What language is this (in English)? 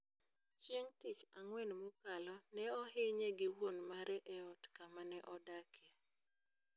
Luo (Kenya and Tanzania)